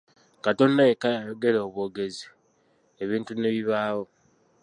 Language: Ganda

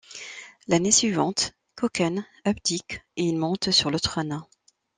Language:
French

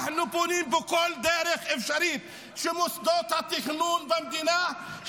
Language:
Hebrew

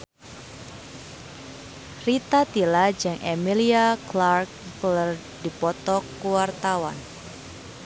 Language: Sundanese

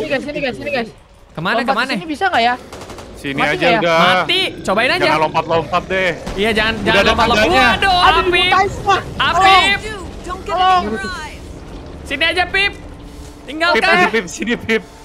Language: Indonesian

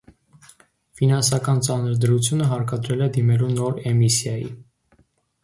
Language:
Armenian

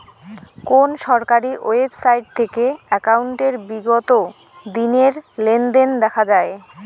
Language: Bangla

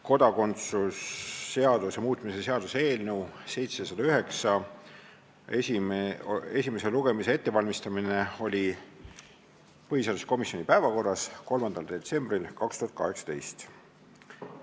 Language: Estonian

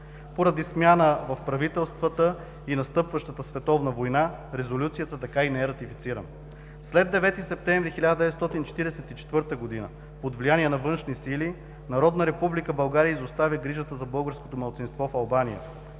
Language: Bulgarian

